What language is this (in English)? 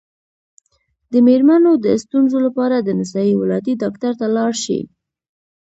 Pashto